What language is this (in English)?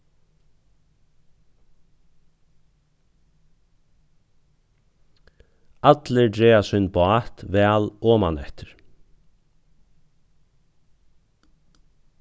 Faroese